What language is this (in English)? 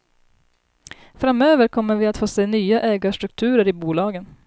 Swedish